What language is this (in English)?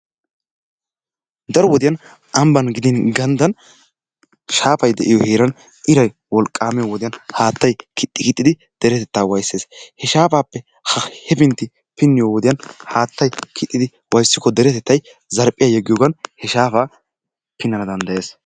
Wolaytta